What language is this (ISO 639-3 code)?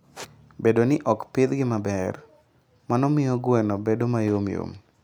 luo